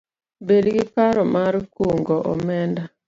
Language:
Luo (Kenya and Tanzania)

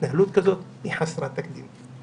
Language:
Hebrew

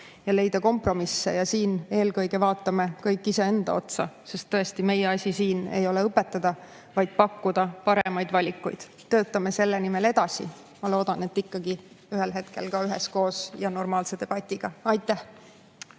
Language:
Estonian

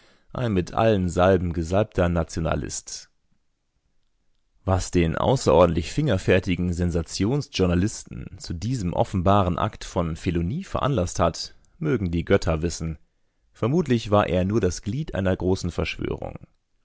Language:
German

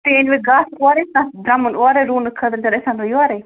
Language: Kashmiri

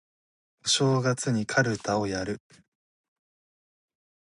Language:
Japanese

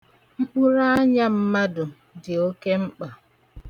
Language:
Igbo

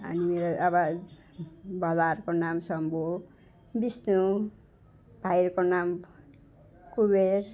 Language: Nepali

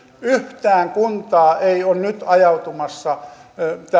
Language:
Finnish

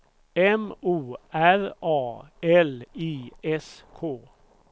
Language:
Swedish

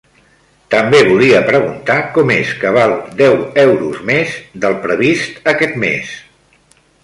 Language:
Catalan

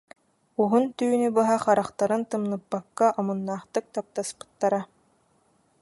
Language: Yakut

